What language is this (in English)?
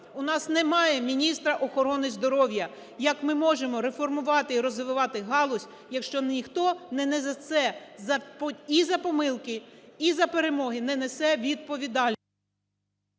Ukrainian